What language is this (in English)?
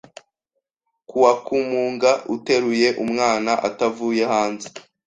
Kinyarwanda